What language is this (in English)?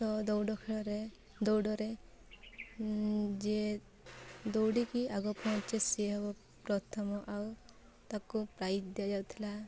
Odia